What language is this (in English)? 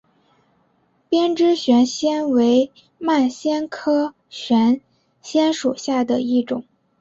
Chinese